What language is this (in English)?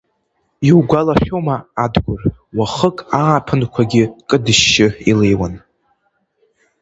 Abkhazian